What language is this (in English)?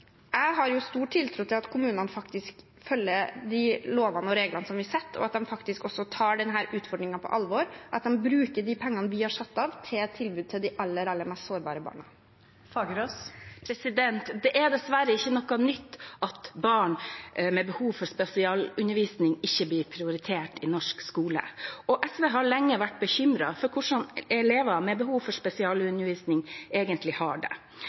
Norwegian